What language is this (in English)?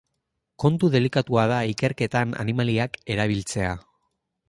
Basque